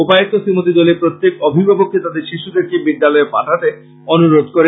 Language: Bangla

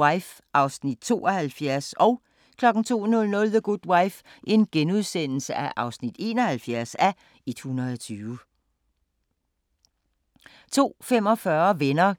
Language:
Danish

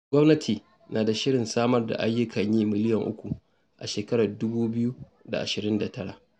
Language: Hausa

